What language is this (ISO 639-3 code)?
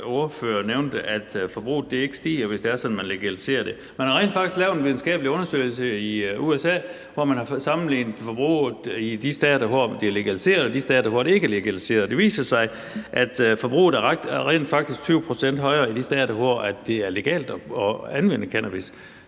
dan